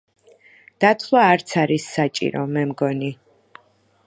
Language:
Georgian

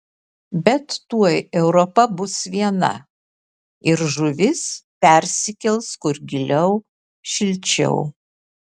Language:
Lithuanian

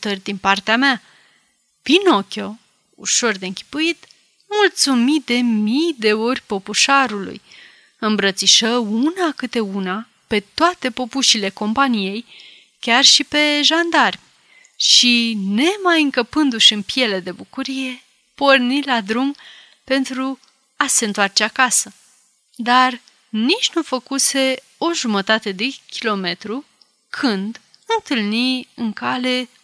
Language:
Romanian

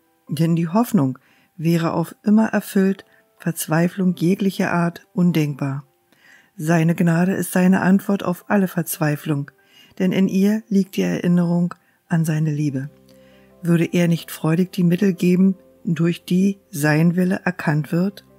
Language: German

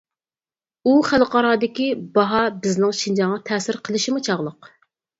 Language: Uyghur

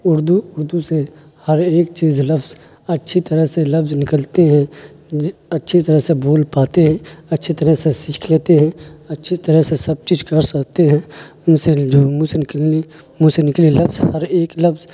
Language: Urdu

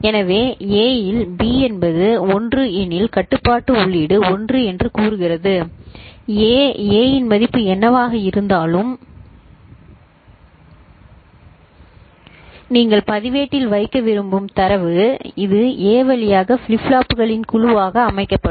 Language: Tamil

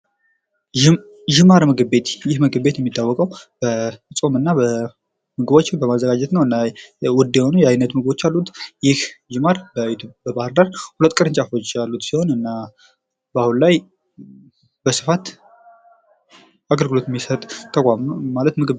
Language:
Amharic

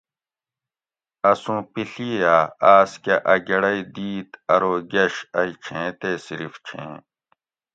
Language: Gawri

